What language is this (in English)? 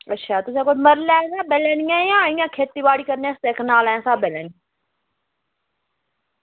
Dogri